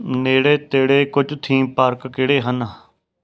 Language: Punjabi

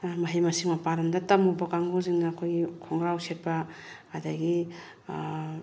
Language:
Manipuri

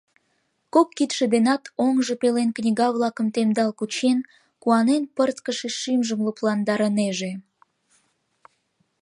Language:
Mari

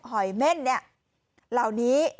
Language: Thai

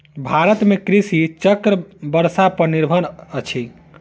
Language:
Maithili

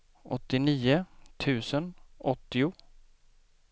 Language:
Swedish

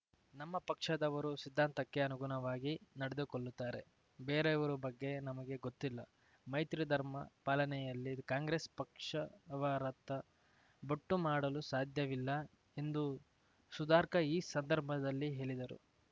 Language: Kannada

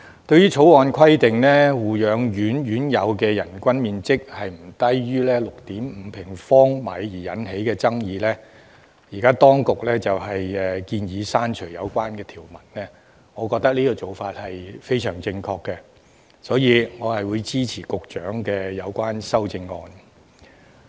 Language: Cantonese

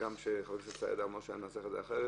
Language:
Hebrew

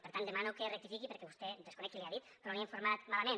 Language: Catalan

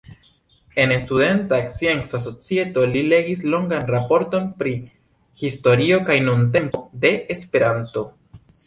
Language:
Esperanto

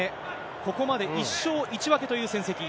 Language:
Japanese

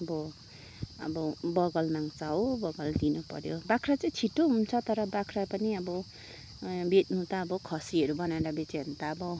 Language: Nepali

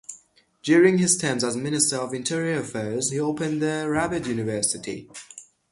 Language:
English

